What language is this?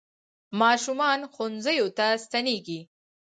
Pashto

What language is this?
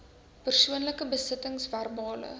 Afrikaans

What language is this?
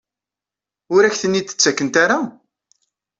Kabyle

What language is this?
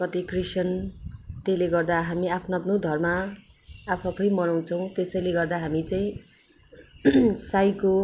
Nepali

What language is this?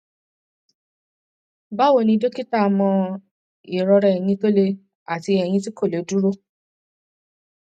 Yoruba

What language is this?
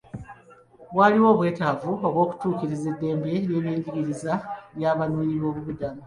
Ganda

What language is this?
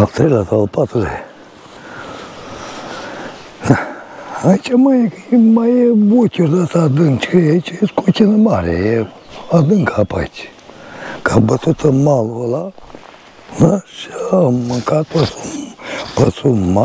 Romanian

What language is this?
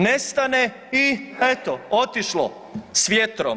Croatian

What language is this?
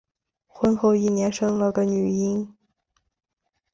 Chinese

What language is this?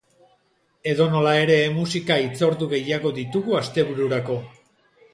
Basque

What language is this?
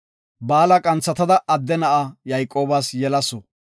Gofa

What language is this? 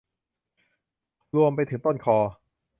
Thai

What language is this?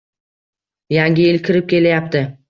Uzbek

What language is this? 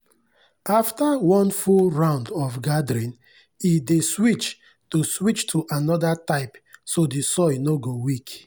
Nigerian Pidgin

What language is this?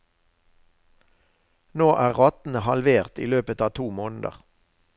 Norwegian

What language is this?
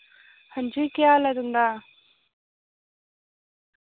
Dogri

